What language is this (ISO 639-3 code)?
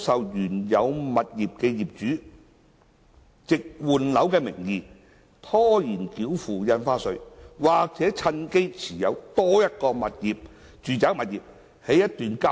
yue